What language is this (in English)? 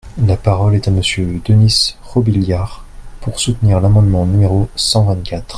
French